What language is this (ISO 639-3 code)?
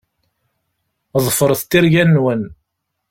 kab